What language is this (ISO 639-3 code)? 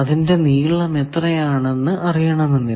mal